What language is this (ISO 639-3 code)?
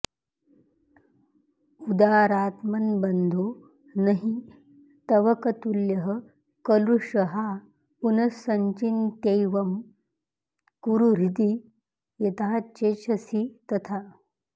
san